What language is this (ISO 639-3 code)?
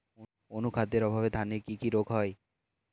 ben